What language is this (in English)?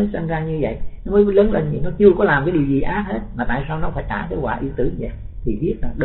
Vietnamese